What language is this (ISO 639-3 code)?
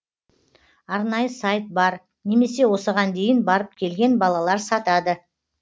kaz